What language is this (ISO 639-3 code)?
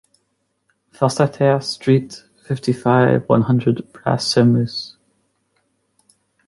eng